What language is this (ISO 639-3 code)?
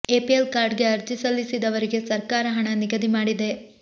kan